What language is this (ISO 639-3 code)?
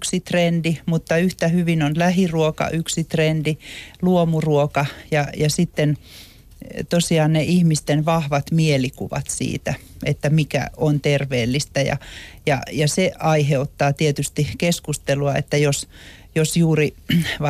fin